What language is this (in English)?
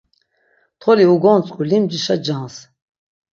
Laz